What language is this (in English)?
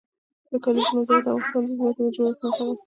Pashto